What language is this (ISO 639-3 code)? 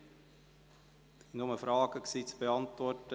gsw